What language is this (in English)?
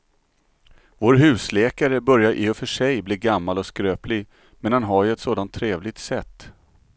Swedish